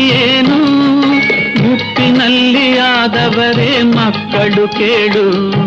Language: Kannada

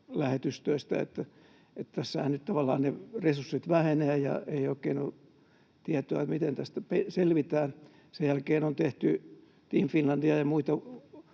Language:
Finnish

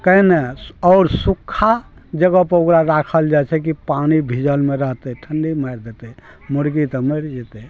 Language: Maithili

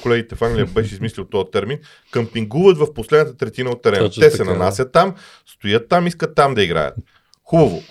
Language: Bulgarian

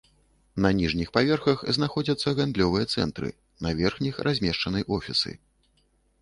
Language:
Belarusian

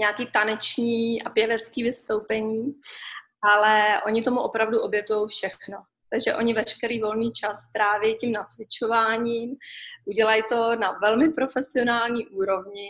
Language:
Czech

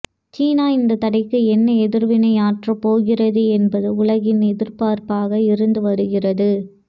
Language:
Tamil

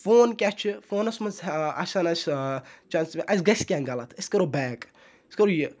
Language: Kashmiri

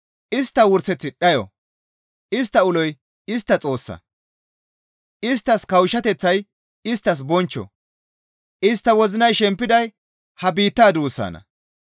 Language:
Gamo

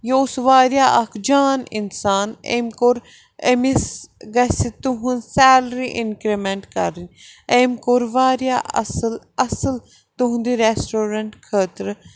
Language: Kashmiri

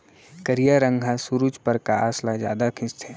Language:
Chhattisgarhi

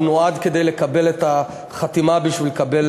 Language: Hebrew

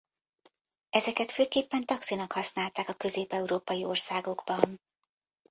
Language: Hungarian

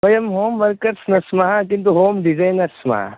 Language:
Sanskrit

